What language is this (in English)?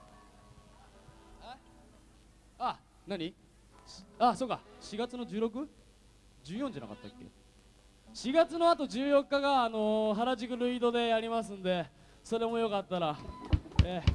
Japanese